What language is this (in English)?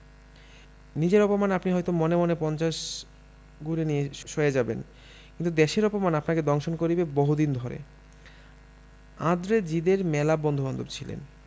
Bangla